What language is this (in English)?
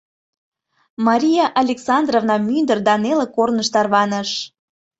Mari